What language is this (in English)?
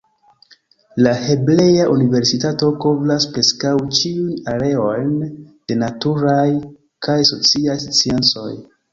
Esperanto